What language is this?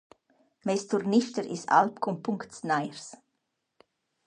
Romansh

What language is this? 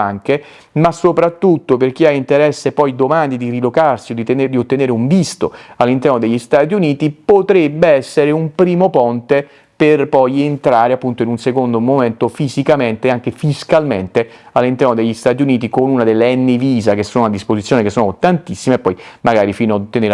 Italian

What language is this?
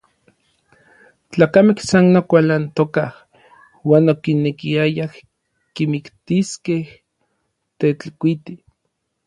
Orizaba Nahuatl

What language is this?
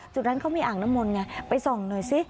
Thai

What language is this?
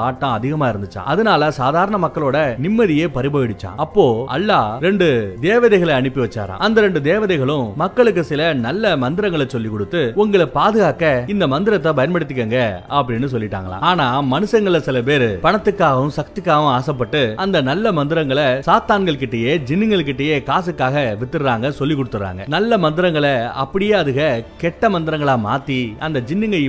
Tamil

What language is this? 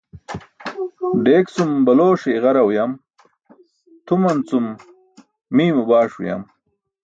Burushaski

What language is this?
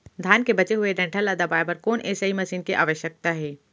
Chhattisgarhi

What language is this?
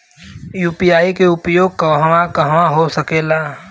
Bhojpuri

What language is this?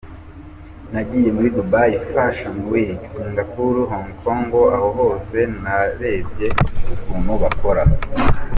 Kinyarwanda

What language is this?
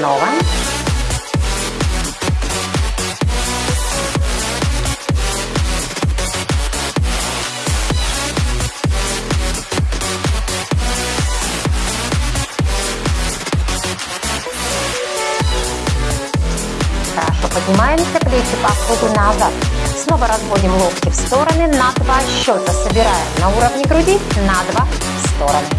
Russian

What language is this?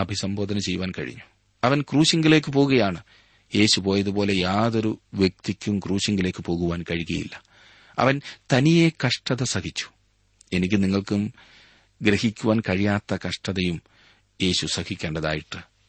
Malayalam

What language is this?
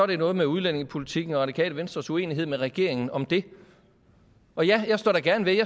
Danish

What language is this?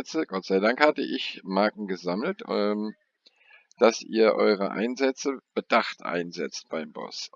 German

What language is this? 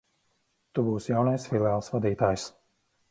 Latvian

